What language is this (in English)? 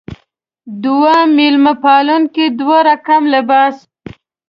Pashto